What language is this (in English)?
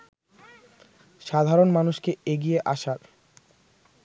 Bangla